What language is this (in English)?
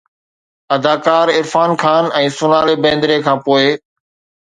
Sindhi